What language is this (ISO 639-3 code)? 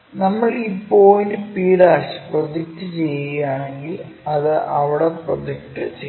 mal